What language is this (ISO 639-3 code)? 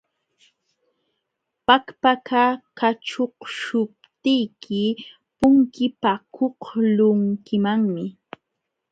qxw